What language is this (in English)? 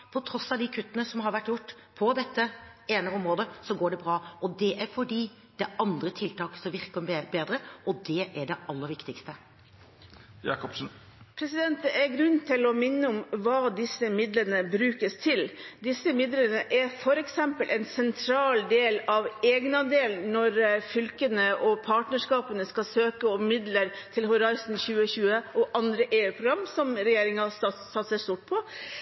Norwegian Bokmål